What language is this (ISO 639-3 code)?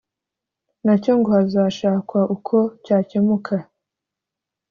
kin